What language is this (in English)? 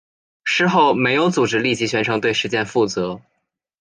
Chinese